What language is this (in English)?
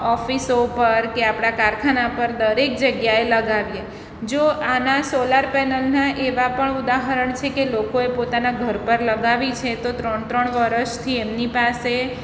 Gujarati